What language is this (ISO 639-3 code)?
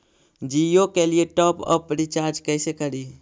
mag